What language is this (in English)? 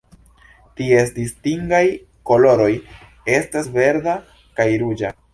Esperanto